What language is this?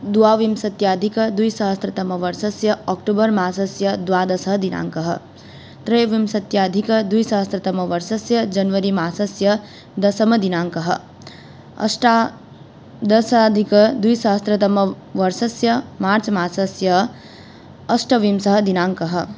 Sanskrit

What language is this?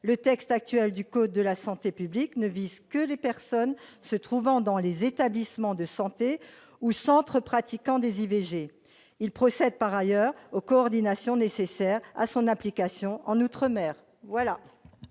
French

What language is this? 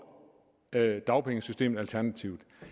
Danish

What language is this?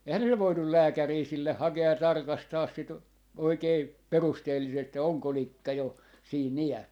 Finnish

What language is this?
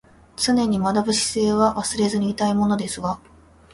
Japanese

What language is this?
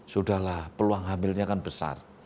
Indonesian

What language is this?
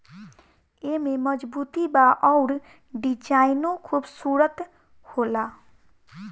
Bhojpuri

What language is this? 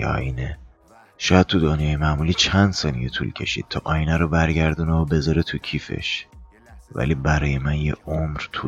Persian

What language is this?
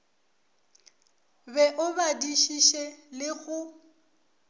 Northern Sotho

